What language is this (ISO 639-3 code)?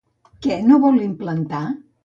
cat